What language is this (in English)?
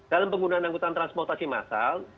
Indonesian